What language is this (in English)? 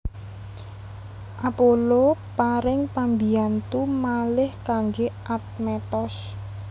Javanese